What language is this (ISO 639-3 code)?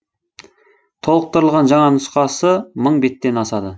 kaz